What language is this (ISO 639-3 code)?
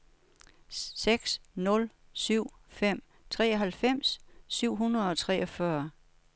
dan